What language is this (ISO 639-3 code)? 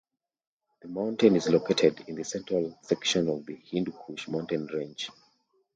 eng